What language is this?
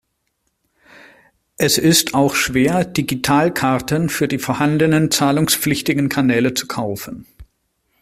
German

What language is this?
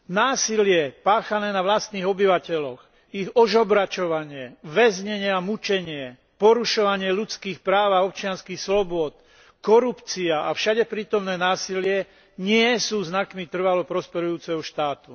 Slovak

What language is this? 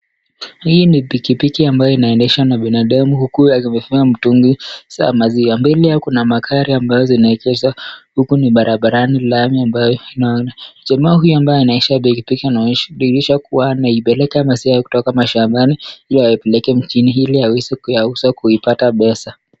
Swahili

